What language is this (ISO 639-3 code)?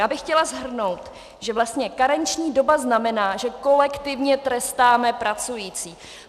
ces